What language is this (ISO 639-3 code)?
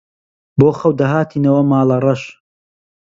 ckb